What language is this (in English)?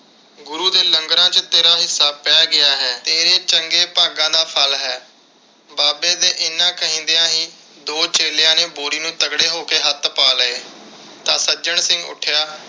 Punjabi